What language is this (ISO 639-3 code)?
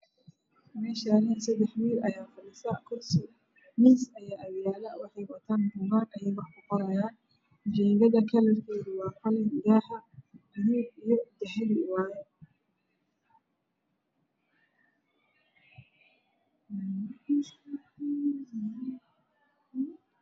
som